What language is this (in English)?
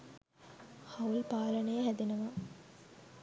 Sinhala